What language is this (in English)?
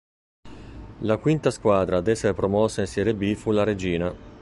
Italian